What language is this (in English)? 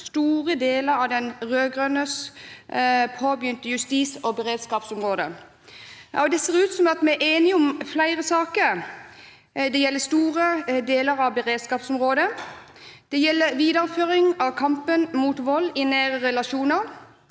Norwegian